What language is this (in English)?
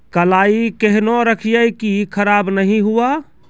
Maithili